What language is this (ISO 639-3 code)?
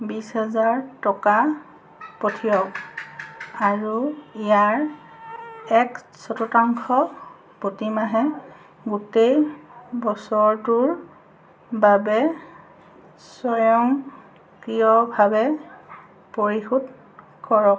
asm